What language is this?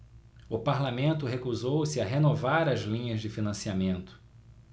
Portuguese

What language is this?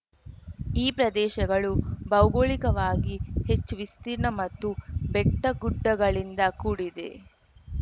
Kannada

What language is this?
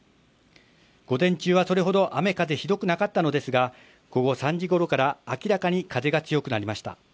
Japanese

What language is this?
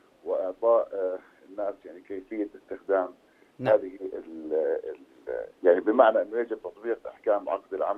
Arabic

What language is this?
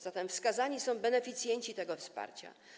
Polish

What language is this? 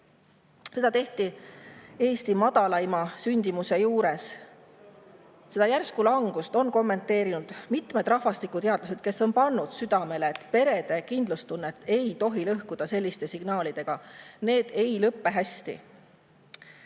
Estonian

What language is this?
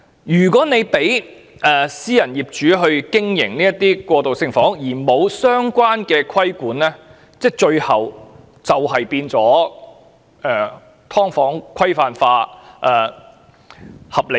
Cantonese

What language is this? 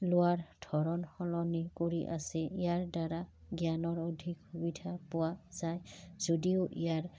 Assamese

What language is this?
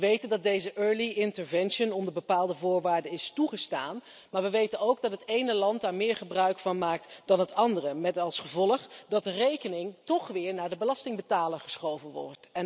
Dutch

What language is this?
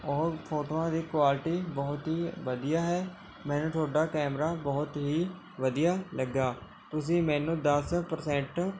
Punjabi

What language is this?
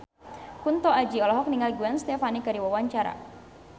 Sundanese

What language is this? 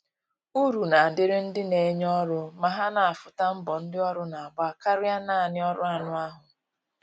Igbo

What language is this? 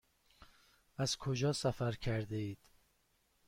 Persian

